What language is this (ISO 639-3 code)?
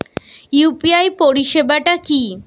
ben